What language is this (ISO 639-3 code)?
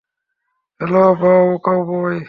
ben